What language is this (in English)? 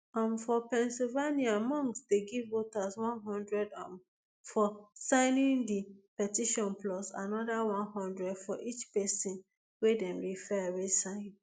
Nigerian Pidgin